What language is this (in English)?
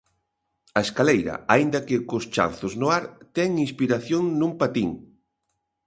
Galician